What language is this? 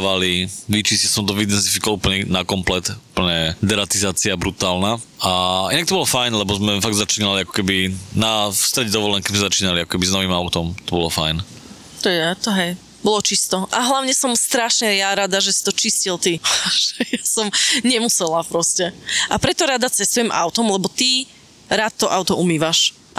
Slovak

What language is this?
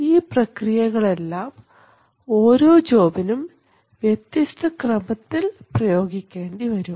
Malayalam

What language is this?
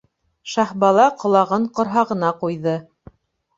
Bashkir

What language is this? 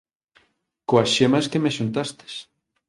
Galician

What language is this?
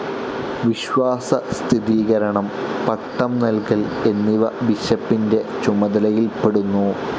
Malayalam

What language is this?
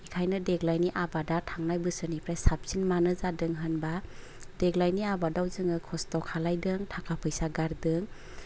Bodo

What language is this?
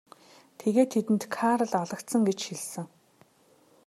Mongolian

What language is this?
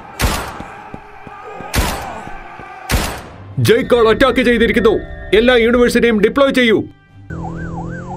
Malayalam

